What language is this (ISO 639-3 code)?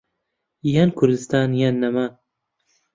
ckb